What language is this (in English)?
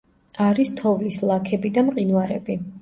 Georgian